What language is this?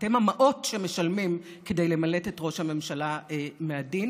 Hebrew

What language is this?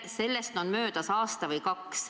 Estonian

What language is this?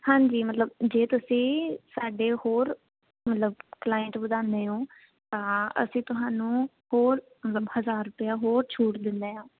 Punjabi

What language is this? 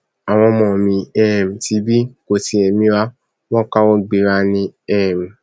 Yoruba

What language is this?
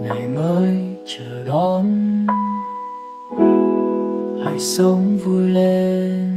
Vietnamese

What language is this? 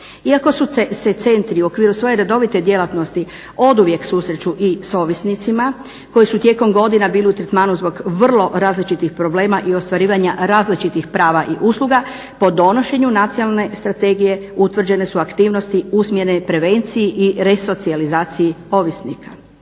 Croatian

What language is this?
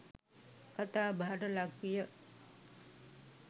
Sinhala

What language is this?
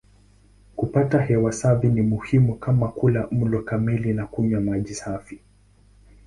Swahili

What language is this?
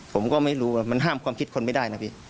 Thai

